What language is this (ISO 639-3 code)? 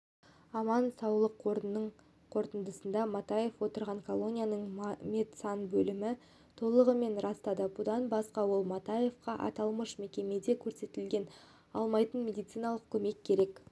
kaz